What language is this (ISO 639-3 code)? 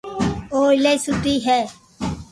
lrk